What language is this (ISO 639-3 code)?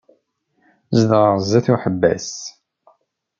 kab